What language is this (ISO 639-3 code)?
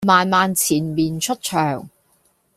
yue